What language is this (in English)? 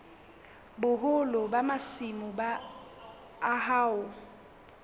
Southern Sotho